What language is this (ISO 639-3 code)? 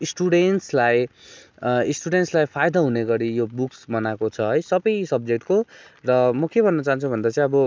nep